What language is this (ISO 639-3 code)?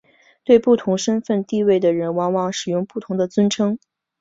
zho